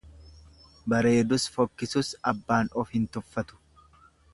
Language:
Oromo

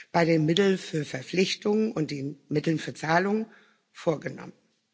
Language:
German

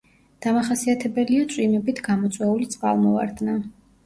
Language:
Georgian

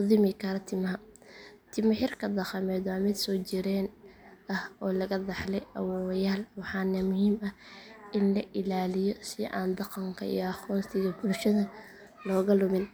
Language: Somali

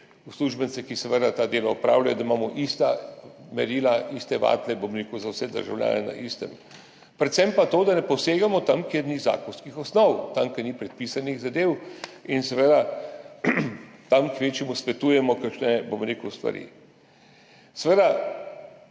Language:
Slovenian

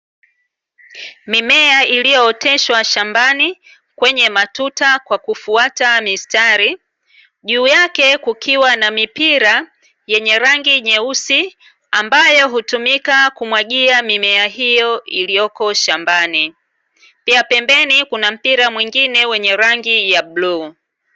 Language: Swahili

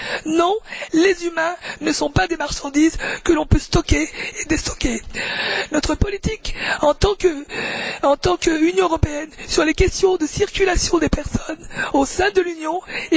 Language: French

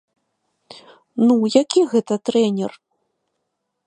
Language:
Belarusian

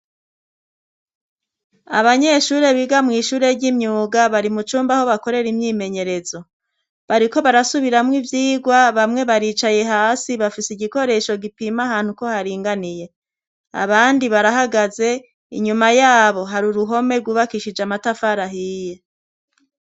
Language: Rundi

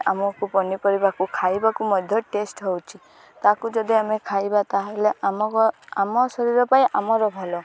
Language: Odia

